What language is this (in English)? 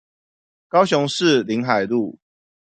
Chinese